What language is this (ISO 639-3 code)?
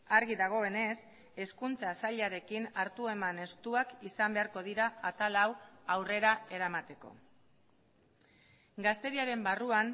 eus